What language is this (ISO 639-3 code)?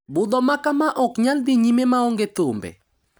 luo